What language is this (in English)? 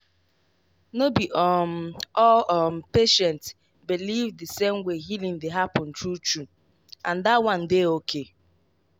Nigerian Pidgin